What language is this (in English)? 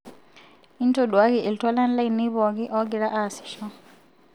Masai